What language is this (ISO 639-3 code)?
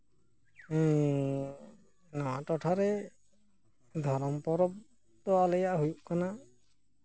sat